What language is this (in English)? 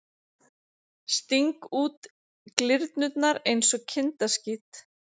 Icelandic